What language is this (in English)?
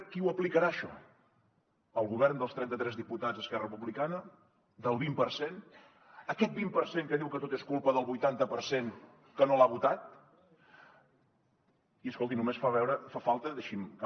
Catalan